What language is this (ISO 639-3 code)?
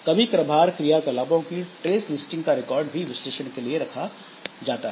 hin